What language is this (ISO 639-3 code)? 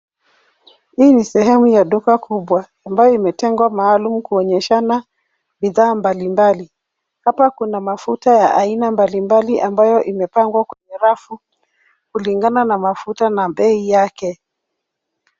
swa